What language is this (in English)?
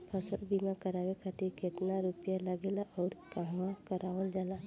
Bhojpuri